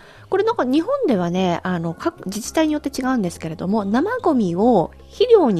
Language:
Japanese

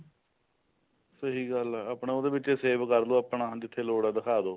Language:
Punjabi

